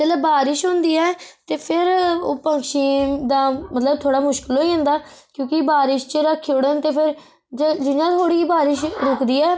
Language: Dogri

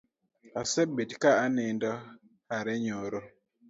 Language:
Luo (Kenya and Tanzania)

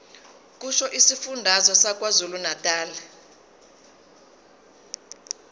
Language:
Zulu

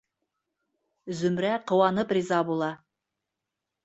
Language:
Bashkir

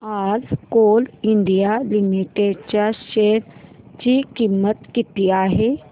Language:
Marathi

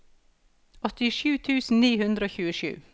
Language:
Norwegian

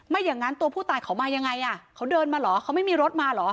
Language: Thai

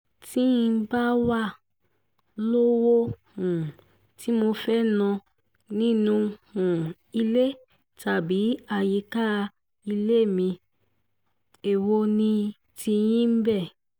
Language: Yoruba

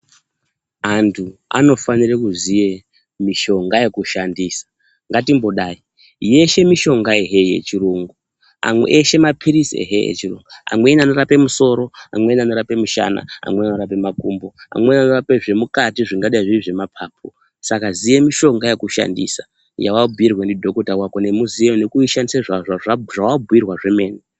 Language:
Ndau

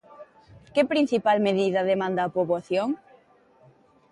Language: Galician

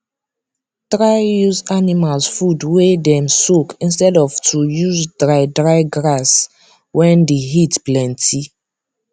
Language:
Nigerian Pidgin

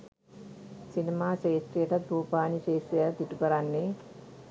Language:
Sinhala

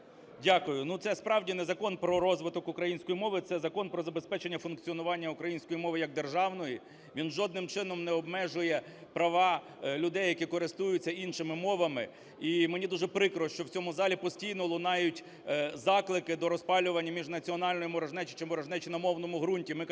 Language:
Ukrainian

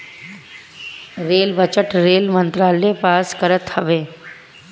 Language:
Bhojpuri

